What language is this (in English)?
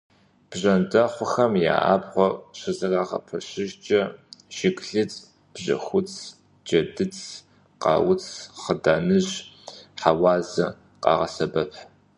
Kabardian